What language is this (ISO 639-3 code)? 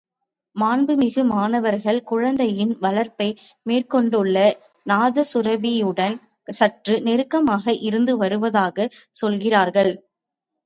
tam